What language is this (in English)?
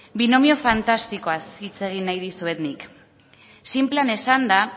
Basque